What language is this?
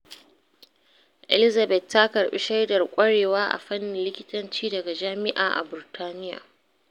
Hausa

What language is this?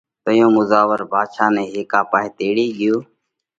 Parkari Koli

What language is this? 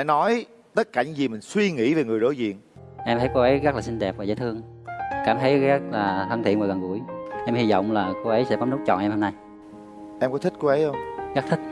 Vietnamese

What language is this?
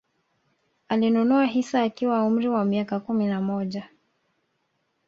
Swahili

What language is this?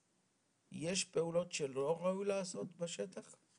Hebrew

